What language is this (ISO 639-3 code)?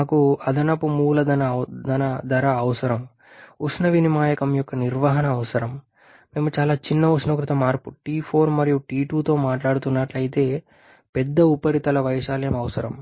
tel